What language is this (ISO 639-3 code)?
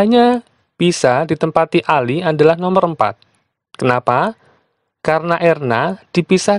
ind